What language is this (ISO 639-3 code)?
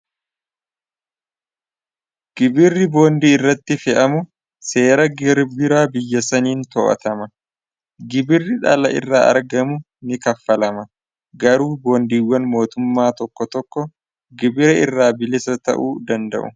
orm